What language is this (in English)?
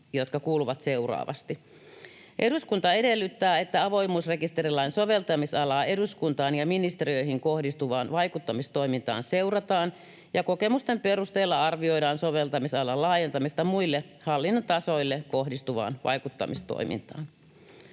Finnish